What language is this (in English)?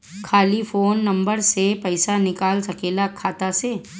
Bhojpuri